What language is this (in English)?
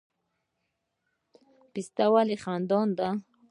Pashto